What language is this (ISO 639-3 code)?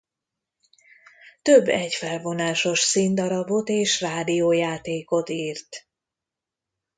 hun